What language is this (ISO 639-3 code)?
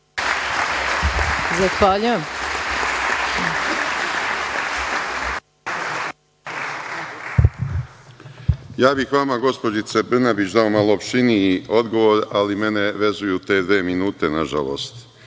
srp